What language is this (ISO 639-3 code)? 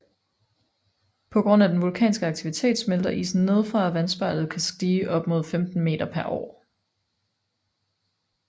dan